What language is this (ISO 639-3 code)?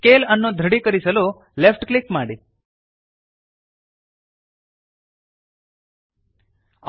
kan